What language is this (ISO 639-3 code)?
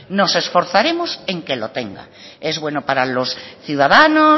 spa